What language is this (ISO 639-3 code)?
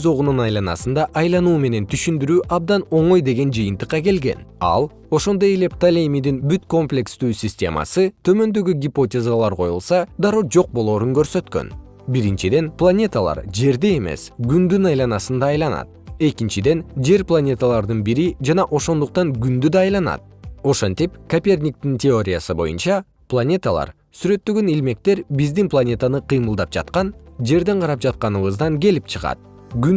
kir